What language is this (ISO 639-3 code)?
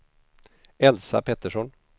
swe